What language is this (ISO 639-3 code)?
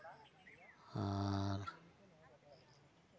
sat